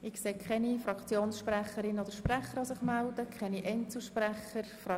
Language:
Swiss German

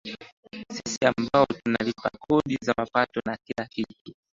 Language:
Swahili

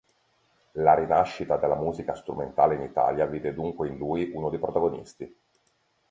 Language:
Italian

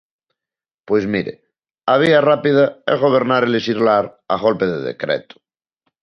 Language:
Galician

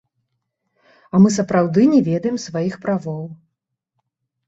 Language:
Belarusian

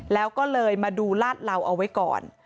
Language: Thai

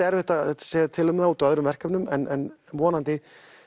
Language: Icelandic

